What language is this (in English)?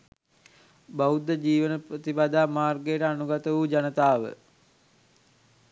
Sinhala